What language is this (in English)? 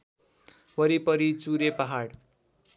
Nepali